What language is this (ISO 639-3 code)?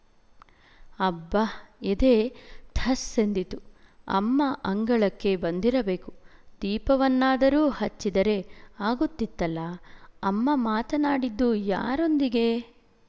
kan